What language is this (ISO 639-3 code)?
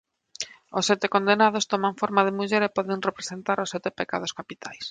glg